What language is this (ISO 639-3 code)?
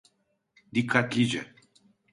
tur